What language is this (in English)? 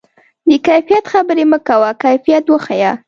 Pashto